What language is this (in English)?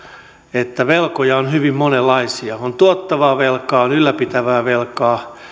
Finnish